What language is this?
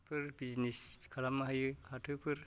Bodo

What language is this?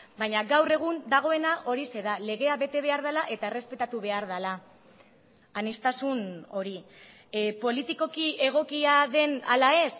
Basque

